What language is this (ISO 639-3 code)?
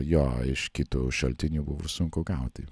lit